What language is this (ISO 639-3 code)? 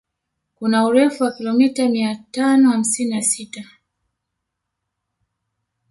swa